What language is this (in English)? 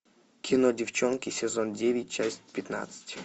Russian